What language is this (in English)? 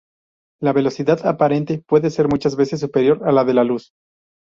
Spanish